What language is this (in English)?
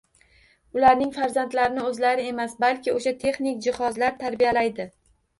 Uzbek